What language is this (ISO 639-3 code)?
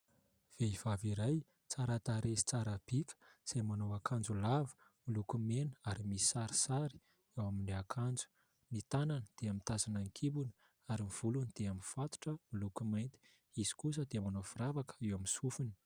mlg